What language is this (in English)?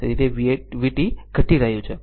Gujarati